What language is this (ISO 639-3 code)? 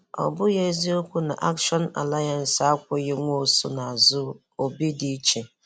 ibo